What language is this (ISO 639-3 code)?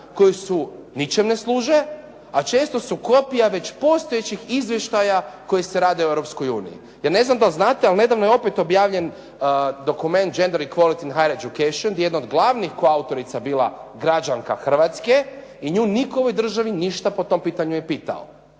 hrv